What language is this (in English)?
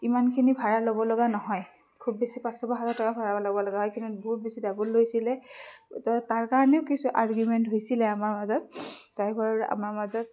Assamese